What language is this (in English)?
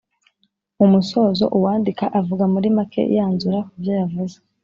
Kinyarwanda